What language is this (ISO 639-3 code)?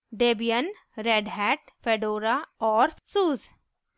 hin